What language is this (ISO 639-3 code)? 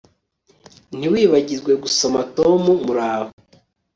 kin